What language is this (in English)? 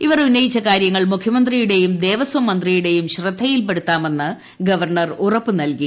Malayalam